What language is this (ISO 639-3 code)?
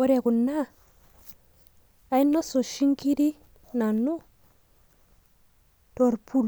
mas